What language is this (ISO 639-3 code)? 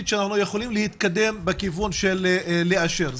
heb